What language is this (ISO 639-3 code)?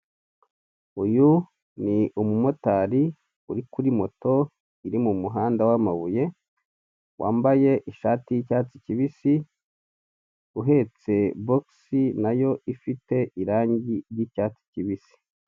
kin